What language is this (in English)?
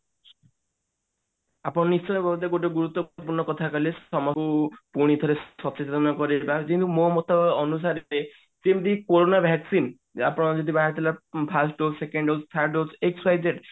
Odia